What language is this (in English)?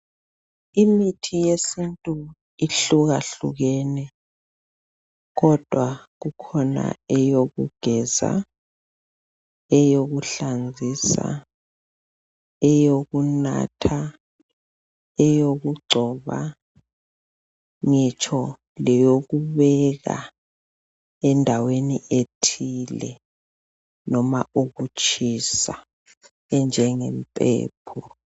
North Ndebele